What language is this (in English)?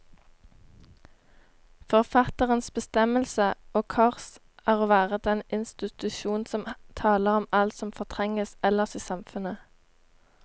Norwegian